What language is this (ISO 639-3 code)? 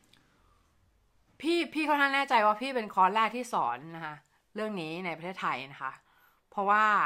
tha